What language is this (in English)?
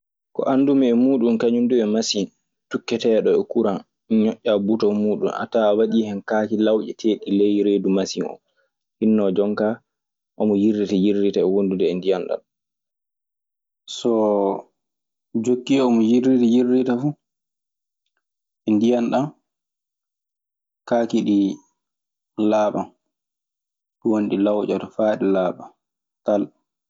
Maasina Fulfulde